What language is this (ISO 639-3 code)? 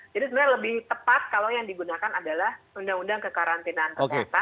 ind